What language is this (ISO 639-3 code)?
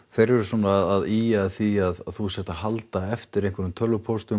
isl